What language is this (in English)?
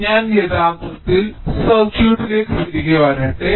Malayalam